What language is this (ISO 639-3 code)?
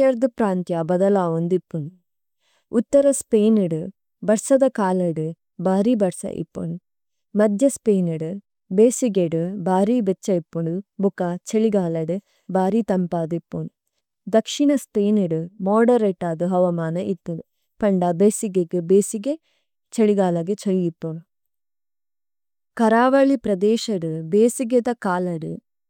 tcy